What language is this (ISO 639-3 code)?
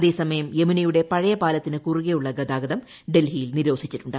mal